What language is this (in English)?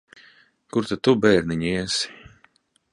Latvian